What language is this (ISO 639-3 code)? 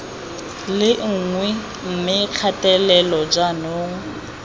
tsn